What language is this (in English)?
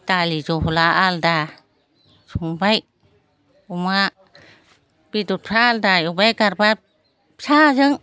Bodo